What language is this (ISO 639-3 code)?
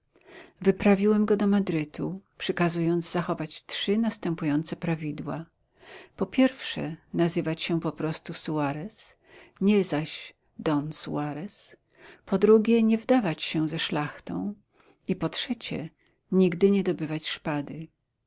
pol